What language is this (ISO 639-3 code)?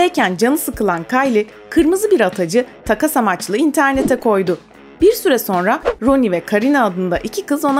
tur